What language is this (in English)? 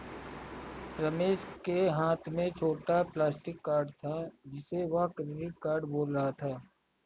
Hindi